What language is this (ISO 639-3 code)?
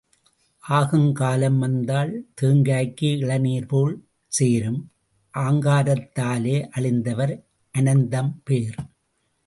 tam